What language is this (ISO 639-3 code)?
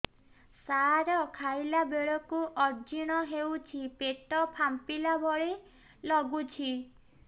ori